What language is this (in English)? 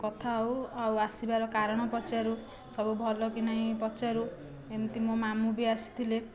Odia